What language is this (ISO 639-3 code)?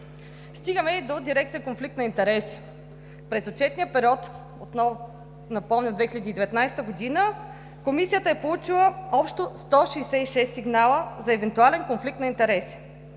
bul